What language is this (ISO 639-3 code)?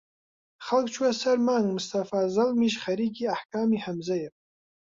ckb